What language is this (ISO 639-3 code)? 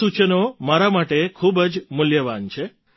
guj